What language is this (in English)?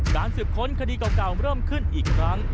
Thai